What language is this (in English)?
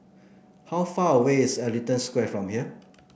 English